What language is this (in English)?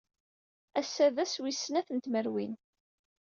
Kabyle